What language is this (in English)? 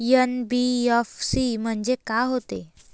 Marathi